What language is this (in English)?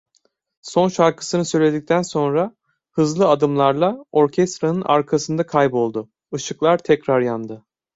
Turkish